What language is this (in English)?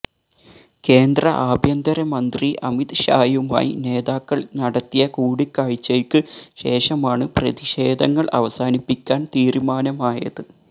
Malayalam